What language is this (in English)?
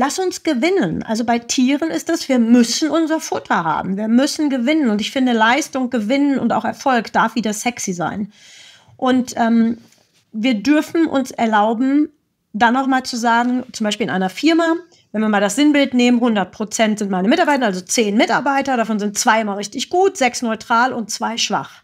German